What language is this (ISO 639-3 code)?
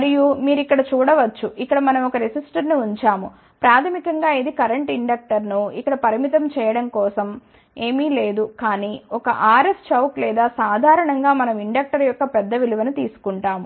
tel